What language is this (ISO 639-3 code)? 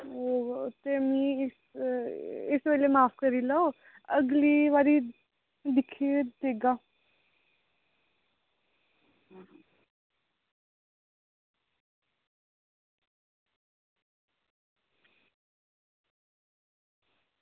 doi